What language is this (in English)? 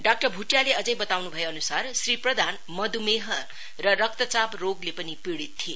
Nepali